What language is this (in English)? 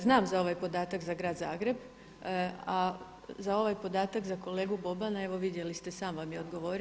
Croatian